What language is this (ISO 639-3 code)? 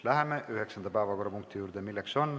est